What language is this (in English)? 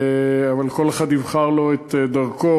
Hebrew